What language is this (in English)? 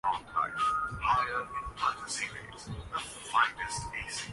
Urdu